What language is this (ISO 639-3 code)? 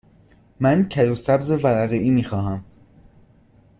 fas